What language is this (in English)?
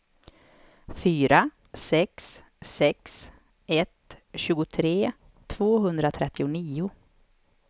Swedish